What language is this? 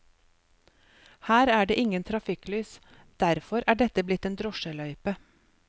Norwegian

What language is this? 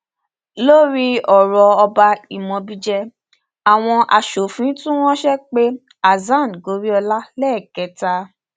Yoruba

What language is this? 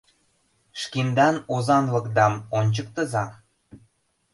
Mari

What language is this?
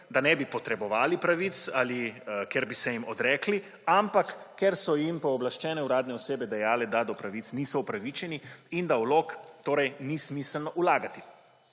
Slovenian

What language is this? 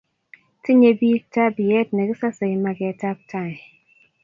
Kalenjin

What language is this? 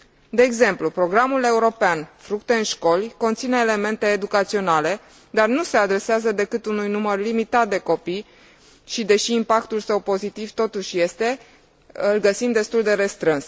Romanian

